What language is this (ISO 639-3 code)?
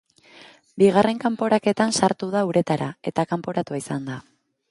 eus